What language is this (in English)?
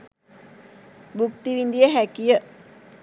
Sinhala